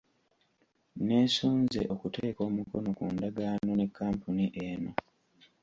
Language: Ganda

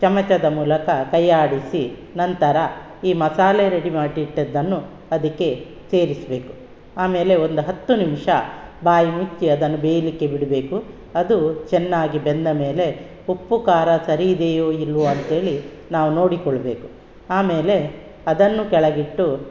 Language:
Kannada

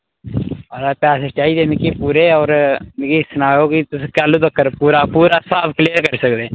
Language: Dogri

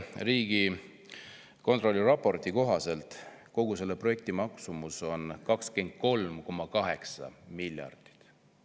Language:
Estonian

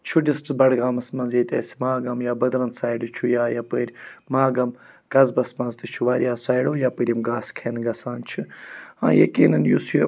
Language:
Kashmiri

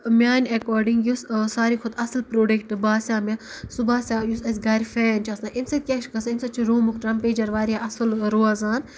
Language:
Kashmiri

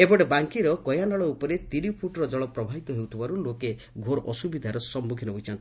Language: Odia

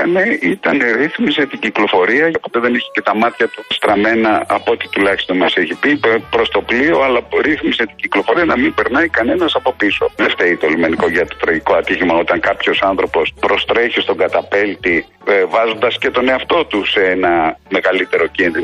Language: Greek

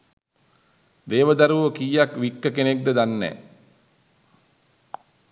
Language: Sinhala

